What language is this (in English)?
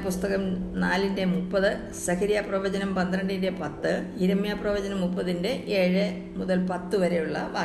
Malayalam